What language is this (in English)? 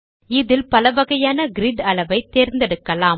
Tamil